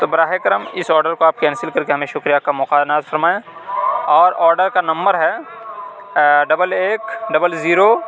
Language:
Urdu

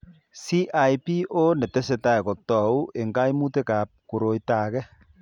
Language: Kalenjin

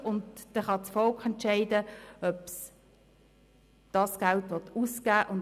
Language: Swiss German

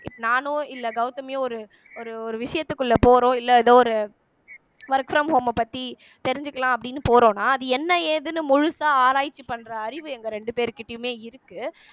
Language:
Tamil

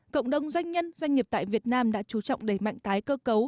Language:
Vietnamese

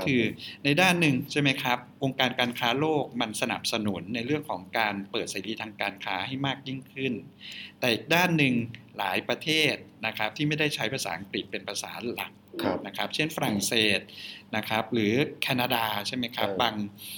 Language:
Thai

